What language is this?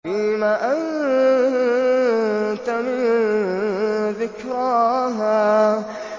Arabic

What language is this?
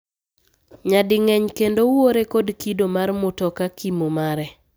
Luo (Kenya and Tanzania)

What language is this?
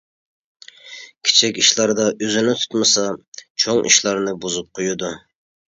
Uyghur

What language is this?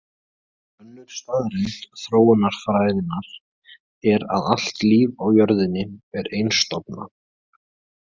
Icelandic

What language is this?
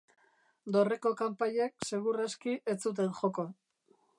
Basque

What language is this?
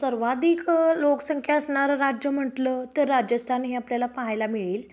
Marathi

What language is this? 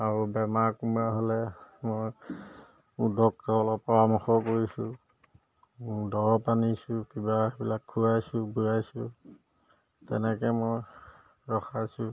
Assamese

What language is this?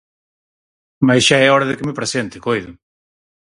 Galician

